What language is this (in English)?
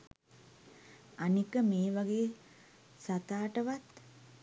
Sinhala